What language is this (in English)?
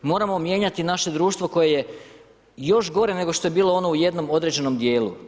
Croatian